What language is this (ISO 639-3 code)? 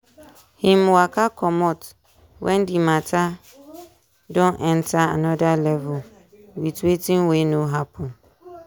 pcm